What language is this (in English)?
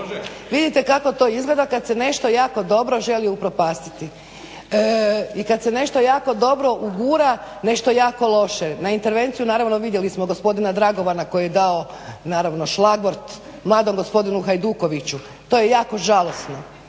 Croatian